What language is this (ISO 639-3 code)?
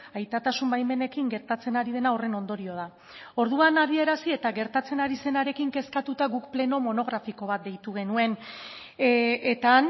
eus